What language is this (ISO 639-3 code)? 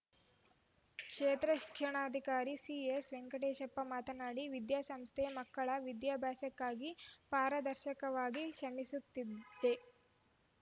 kan